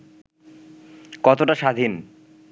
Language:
Bangla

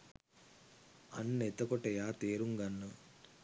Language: Sinhala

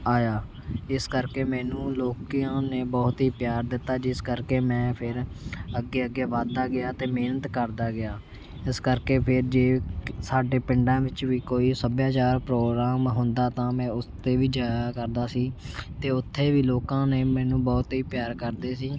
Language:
Punjabi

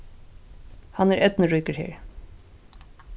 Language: Faroese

